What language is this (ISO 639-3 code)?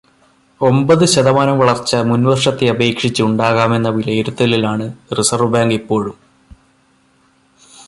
mal